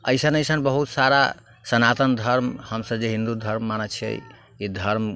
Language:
Maithili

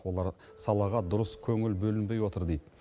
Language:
Kazakh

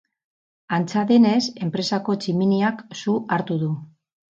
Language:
Basque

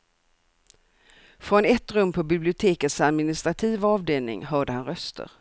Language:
Swedish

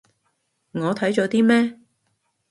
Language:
Cantonese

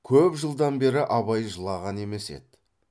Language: Kazakh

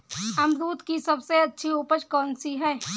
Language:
Hindi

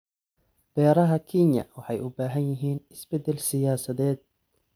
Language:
Somali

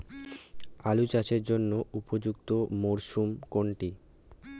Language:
Bangla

